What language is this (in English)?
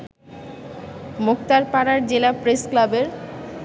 Bangla